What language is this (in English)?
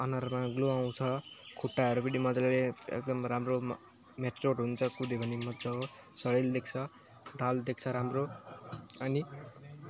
Nepali